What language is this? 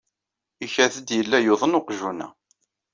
Kabyle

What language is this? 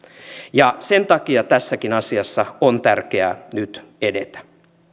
Finnish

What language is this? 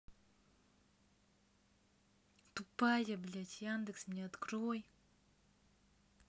Russian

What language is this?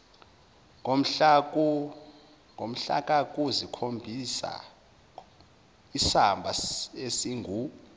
Zulu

